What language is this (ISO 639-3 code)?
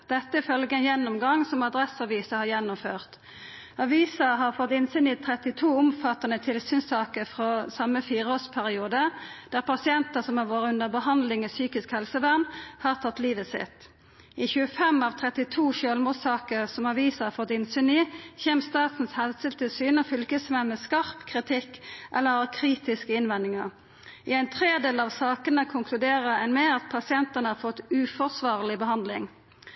nno